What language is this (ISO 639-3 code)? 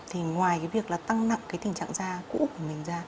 vie